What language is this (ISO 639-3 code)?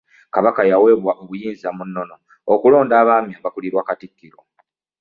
lug